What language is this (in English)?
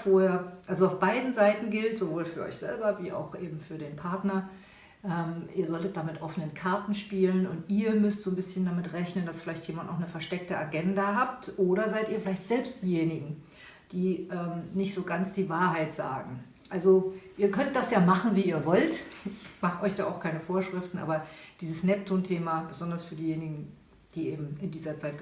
German